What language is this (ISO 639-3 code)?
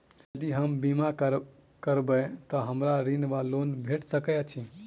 mai